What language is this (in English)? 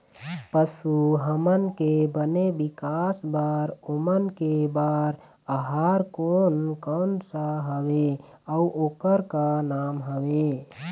Chhattisgarhi